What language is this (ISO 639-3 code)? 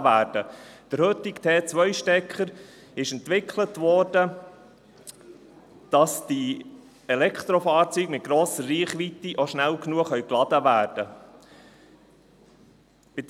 gsw